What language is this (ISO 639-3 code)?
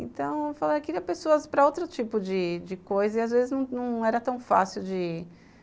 por